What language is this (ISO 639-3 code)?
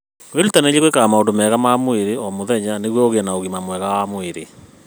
kik